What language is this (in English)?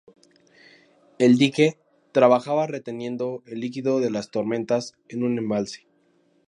Spanish